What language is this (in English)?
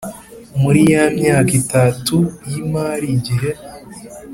Kinyarwanda